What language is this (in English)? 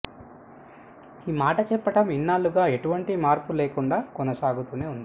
Telugu